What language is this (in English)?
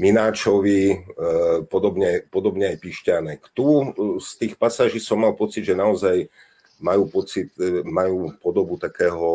Slovak